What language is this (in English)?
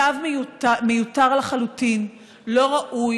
Hebrew